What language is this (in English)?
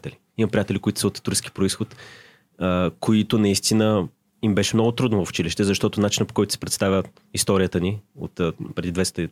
Bulgarian